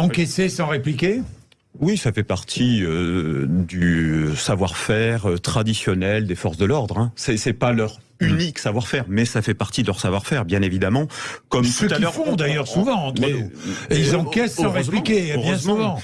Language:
French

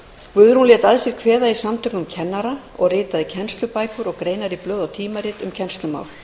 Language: Icelandic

